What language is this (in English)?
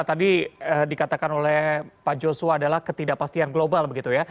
Indonesian